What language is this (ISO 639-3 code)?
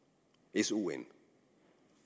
dan